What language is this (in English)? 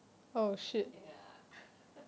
English